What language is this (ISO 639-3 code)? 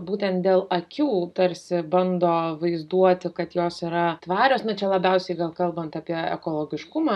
lit